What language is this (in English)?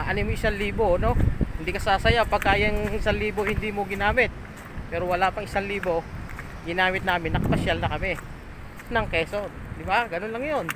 Filipino